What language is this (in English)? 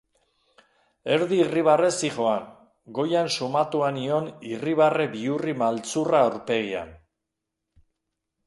Basque